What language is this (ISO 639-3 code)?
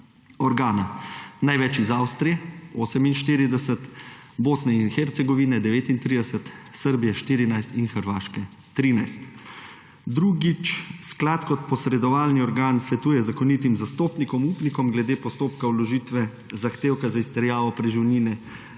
slv